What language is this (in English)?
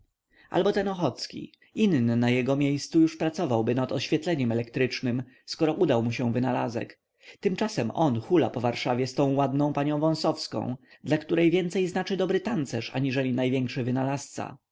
Polish